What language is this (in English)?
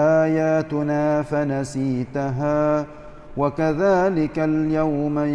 Malay